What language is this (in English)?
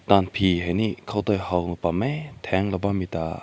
Rongmei Naga